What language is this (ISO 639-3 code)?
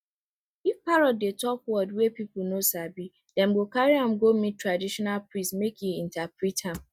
pcm